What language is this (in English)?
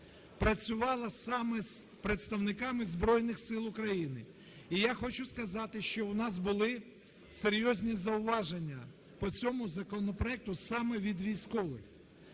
Ukrainian